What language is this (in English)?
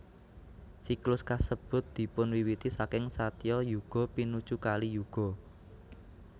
Javanese